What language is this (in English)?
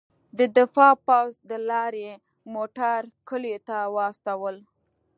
Pashto